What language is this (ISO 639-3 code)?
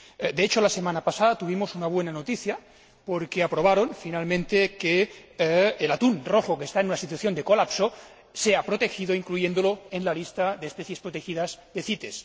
spa